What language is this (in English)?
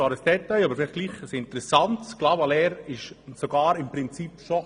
Swiss German